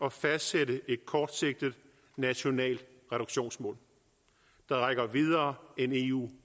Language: Danish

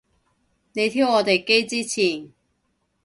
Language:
Cantonese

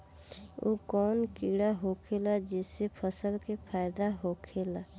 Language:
Bhojpuri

